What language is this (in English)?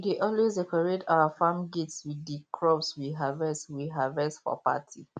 Nigerian Pidgin